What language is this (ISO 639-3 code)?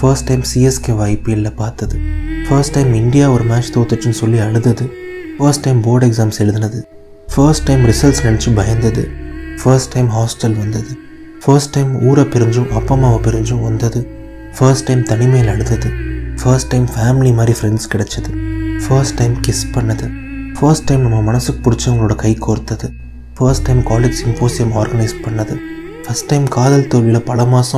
tam